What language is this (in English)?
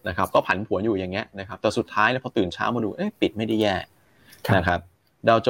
Thai